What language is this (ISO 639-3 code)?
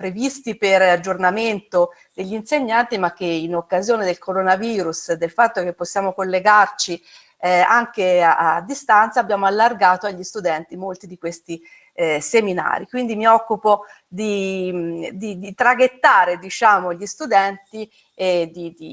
ita